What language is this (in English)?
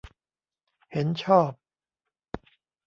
Thai